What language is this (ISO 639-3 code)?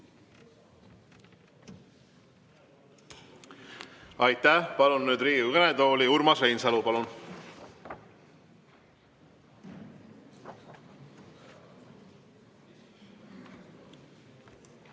est